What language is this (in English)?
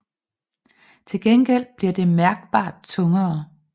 Danish